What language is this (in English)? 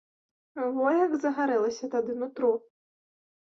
Belarusian